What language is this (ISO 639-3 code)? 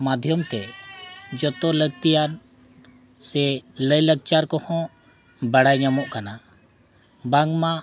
sat